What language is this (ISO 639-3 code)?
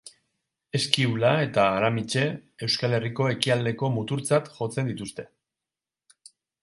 eus